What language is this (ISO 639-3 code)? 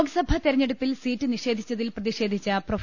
mal